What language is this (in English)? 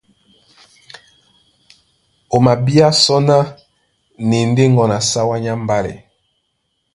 Duala